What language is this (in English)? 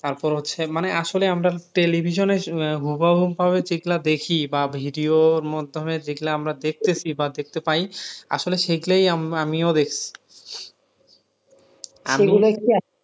Bangla